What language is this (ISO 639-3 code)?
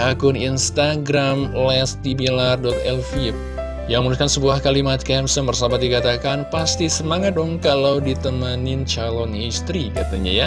ind